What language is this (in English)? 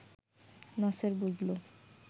Bangla